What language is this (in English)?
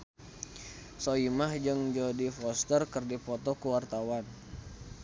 Sundanese